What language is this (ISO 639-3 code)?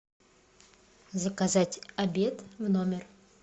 rus